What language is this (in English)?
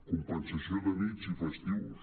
Catalan